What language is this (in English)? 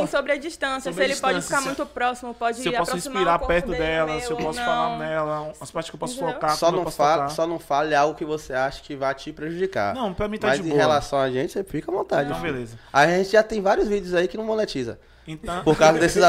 Portuguese